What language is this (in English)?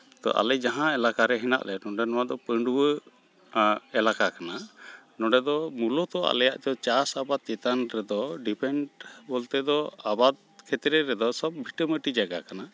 Santali